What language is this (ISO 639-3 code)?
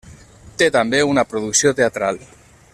cat